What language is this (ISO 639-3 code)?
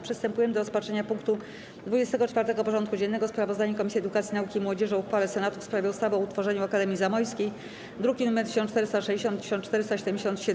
pol